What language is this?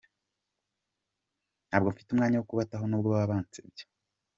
Kinyarwanda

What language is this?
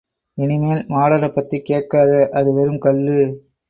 Tamil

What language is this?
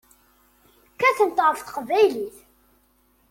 Kabyle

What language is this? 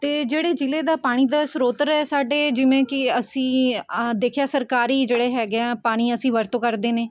Punjabi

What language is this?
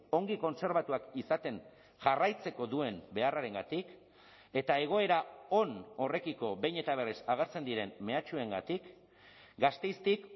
Basque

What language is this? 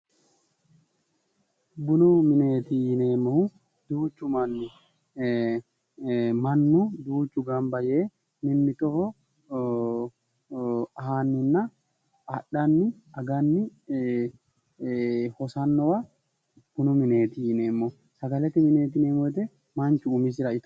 Sidamo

